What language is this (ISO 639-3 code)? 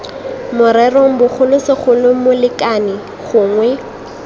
tsn